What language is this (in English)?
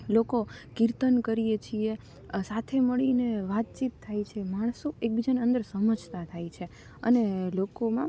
Gujarati